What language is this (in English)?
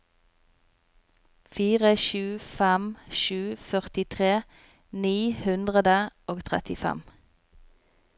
Norwegian